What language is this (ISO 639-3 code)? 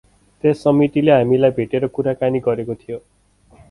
nep